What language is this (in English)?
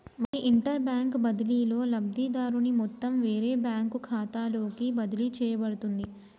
Telugu